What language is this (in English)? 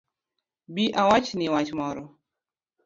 Luo (Kenya and Tanzania)